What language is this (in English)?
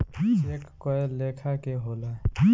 Bhojpuri